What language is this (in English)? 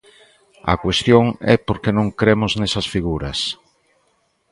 Galician